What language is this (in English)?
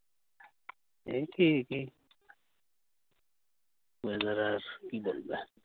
Bangla